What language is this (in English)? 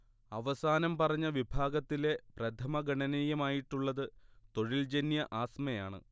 Malayalam